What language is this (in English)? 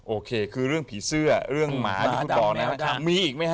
Thai